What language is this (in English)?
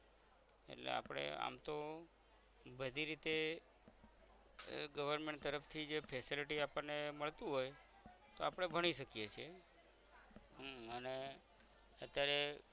Gujarati